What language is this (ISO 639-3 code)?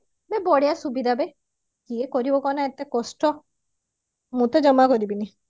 ori